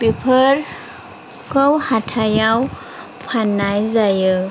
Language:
Bodo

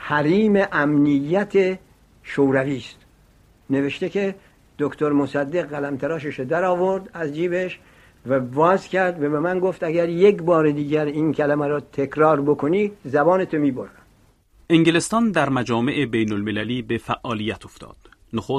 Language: Persian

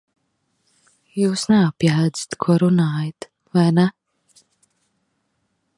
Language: Latvian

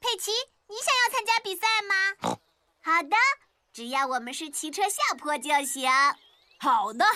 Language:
Chinese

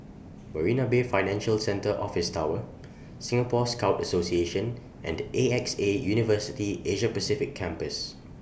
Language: English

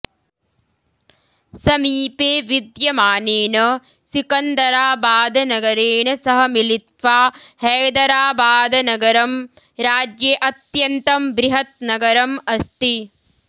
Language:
Sanskrit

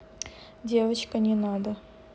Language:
Russian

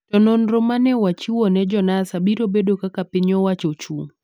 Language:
Luo (Kenya and Tanzania)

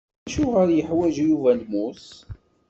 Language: Kabyle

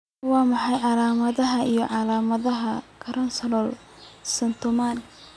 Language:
Somali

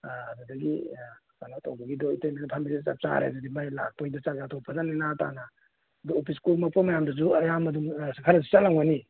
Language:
Manipuri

